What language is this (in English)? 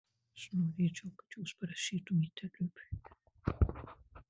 Lithuanian